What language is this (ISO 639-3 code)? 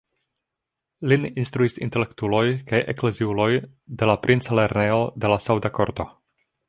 epo